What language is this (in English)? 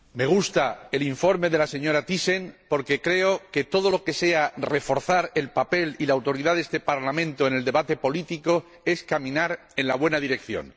Spanish